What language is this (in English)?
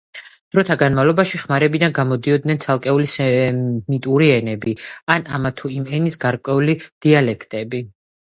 Georgian